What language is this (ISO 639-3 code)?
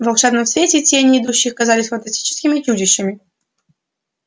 rus